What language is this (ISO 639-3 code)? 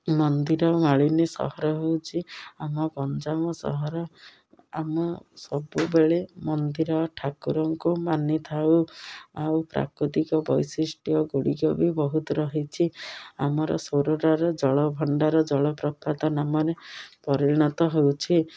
ori